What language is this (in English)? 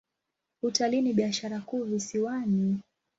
Swahili